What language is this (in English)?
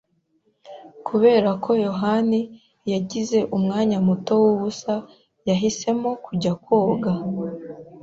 Kinyarwanda